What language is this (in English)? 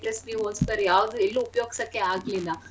Kannada